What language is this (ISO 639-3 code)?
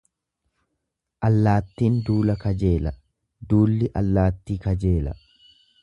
orm